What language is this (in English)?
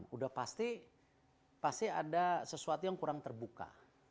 Indonesian